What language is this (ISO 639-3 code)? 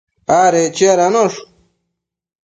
mcf